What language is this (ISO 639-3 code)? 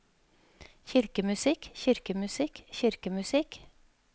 nor